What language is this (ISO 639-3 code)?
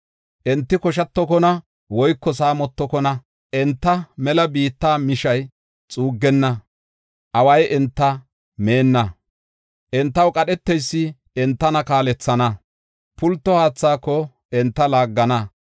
gof